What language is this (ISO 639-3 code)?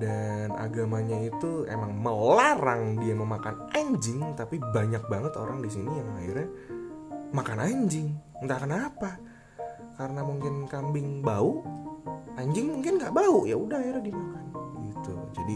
ind